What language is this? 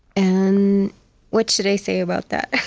English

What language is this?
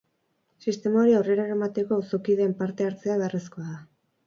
Basque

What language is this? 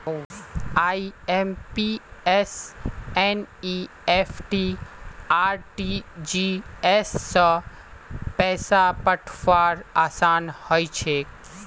Magahi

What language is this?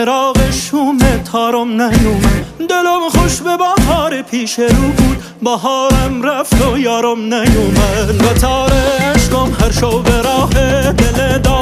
Persian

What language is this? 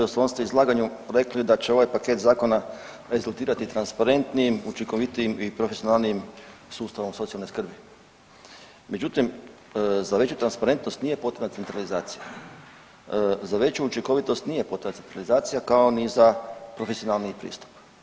Croatian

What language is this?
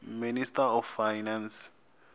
Tsonga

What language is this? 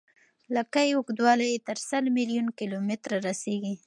Pashto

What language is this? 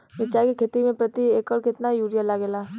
Bhojpuri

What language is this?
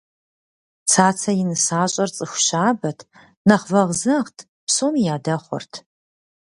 Kabardian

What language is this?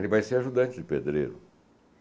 Portuguese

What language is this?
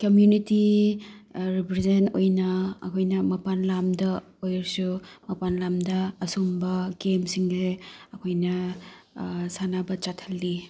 Manipuri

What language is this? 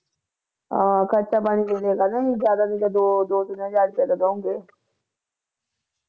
Punjabi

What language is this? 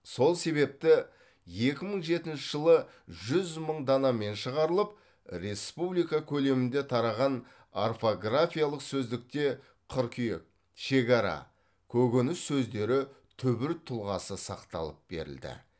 Kazakh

